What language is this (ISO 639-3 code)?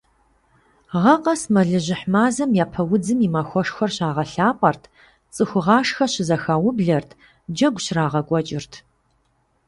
kbd